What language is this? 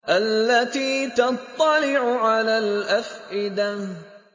Arabic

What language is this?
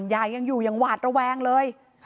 Thai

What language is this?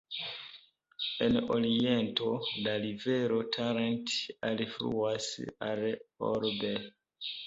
Esperanto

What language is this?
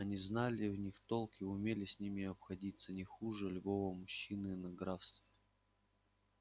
Russian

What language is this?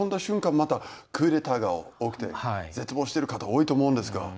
Japanese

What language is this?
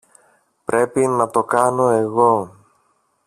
Greek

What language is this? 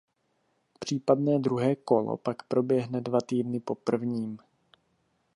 Czech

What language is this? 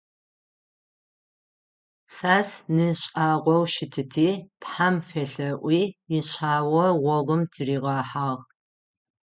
Adyghe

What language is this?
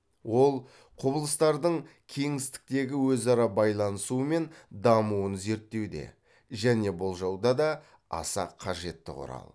Kazakh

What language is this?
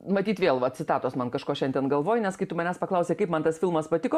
Lithuanian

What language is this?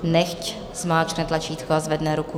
Czech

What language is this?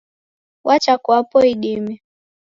Taita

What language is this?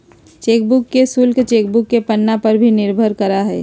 Magahi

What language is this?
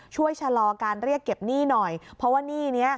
Thai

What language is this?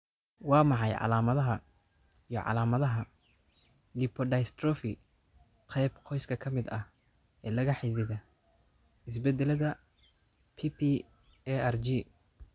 Somali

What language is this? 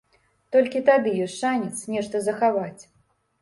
Belarusian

